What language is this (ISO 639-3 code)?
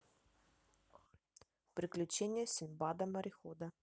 rus